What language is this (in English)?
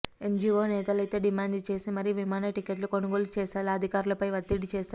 Telugu